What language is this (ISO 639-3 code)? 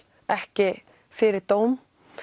isl